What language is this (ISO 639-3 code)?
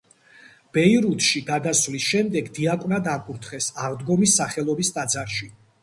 kat